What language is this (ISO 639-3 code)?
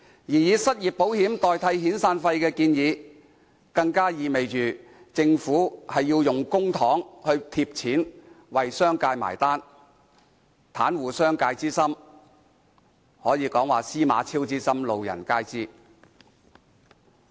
yue